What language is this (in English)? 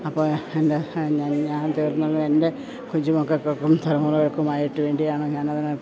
Malayalam